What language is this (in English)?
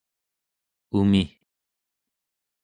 Central Yupik